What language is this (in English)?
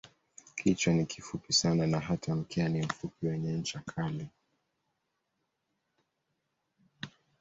Swahili